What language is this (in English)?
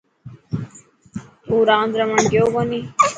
Dhatki